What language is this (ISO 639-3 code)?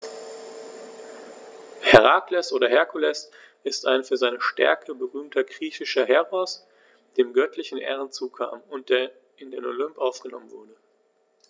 deu